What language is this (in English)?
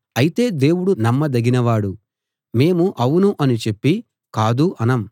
Telugu